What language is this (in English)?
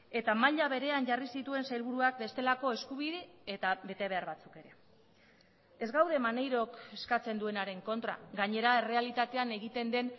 Basque